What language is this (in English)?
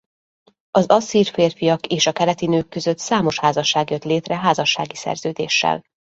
Hungarian